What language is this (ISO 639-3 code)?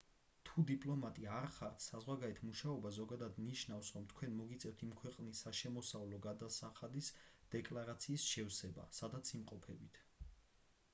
kat